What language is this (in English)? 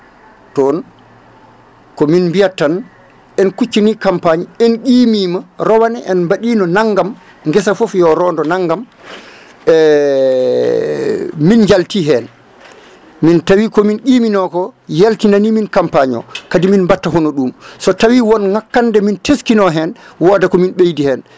Fula